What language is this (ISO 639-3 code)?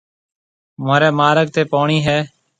mve